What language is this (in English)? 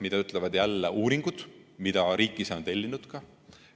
Estonian